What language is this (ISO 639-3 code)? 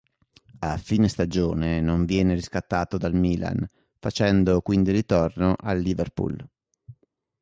ita